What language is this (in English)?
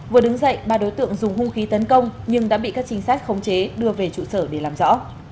Vietnamese